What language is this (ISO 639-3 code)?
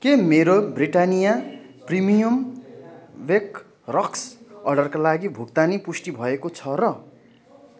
nep